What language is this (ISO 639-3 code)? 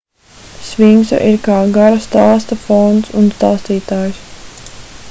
lav